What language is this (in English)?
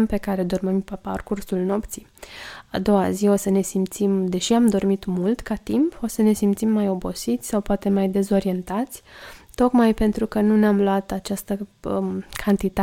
Romanian